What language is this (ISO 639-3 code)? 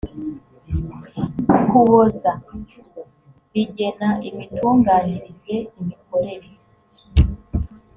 kin